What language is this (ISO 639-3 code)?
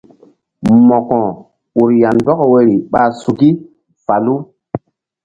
mdd